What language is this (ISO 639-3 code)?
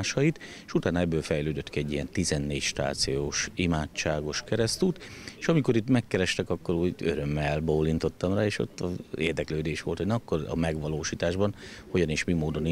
hun